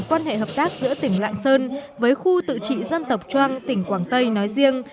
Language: Vietnamese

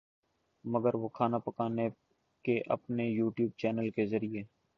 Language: Urdu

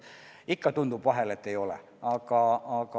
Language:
Estonian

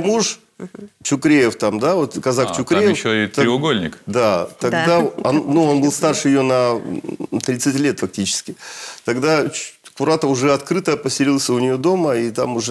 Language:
Russian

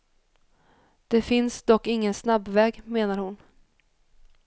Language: Swedish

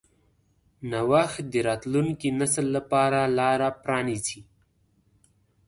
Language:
Pashto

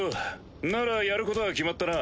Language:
Japanese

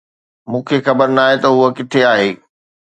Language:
Sindhi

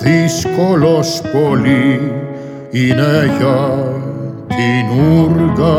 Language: Greek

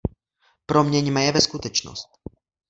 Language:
Czech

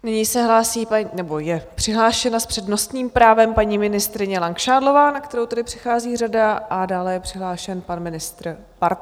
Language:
Czech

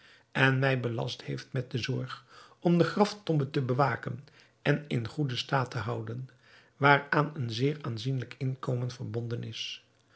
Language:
Dutch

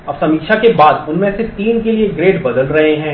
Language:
Hindi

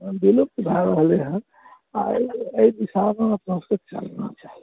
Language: Maithili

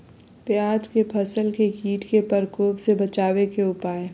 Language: Magahi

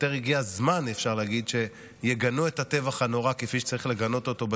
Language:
Hebrew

